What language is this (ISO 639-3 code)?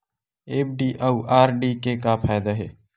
hne